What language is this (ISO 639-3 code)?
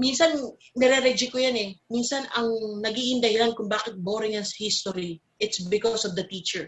fil